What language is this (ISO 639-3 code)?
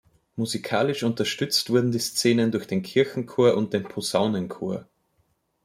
deu